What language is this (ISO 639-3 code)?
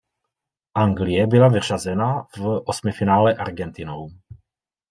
ces